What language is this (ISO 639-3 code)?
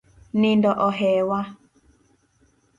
luo